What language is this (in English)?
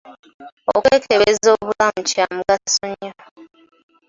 Ganda